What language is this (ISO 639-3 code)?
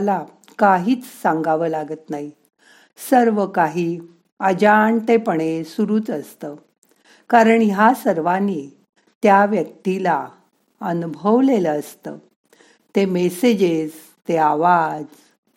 mar